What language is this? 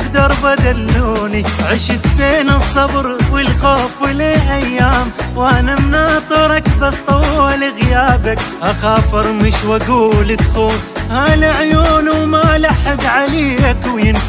Arabic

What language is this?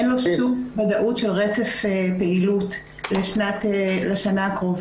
Hebrew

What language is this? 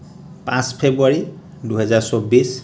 Assamese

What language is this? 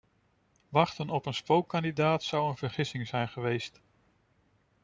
Dutch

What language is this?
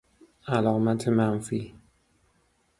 Persian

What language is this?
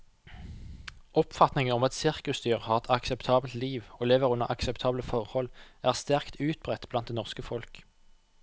Norwegian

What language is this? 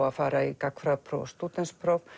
Icelandic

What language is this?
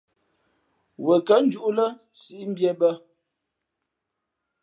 Fe'fe'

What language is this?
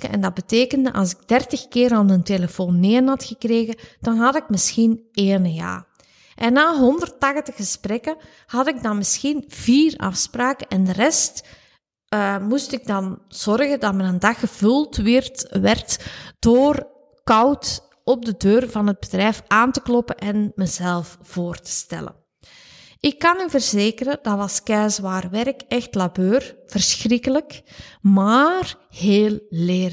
Dutch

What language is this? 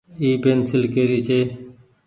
Goaria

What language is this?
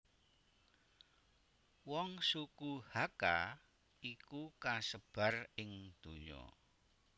Javanese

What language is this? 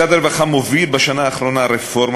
Hebrew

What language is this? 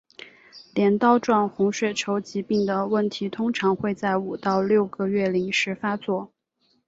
Chinese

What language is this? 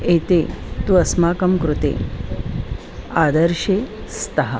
Sanskrit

